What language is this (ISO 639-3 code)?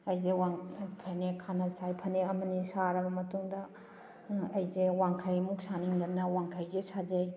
mni